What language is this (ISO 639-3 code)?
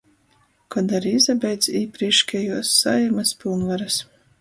ltg